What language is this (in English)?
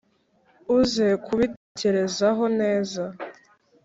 Kinyarwanda